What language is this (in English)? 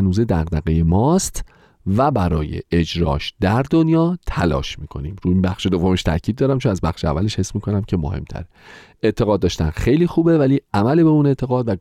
Persian